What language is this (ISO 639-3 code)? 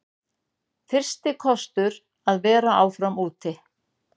isl